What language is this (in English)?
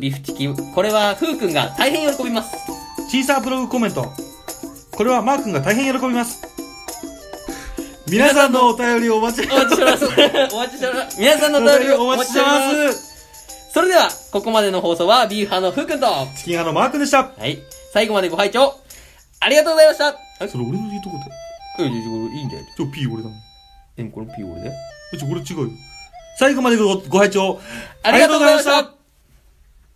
Japanese